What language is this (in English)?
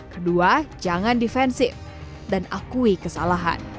Indonesian